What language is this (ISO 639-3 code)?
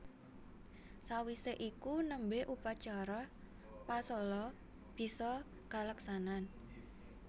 jav